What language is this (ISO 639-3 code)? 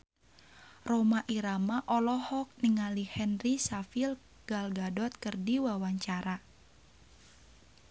sun